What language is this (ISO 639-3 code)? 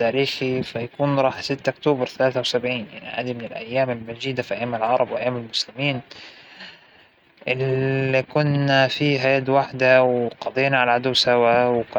acw